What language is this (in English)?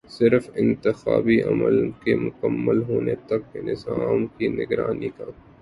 Urdu